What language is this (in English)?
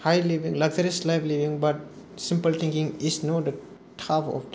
Bodo